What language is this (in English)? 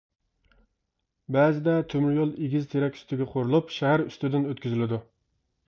Uyghur